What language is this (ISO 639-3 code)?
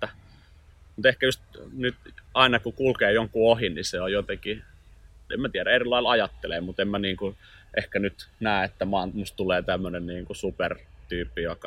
fin